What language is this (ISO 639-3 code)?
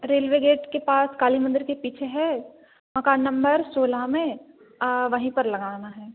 hin